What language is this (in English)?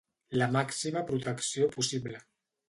Catalan